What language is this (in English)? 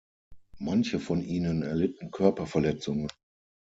German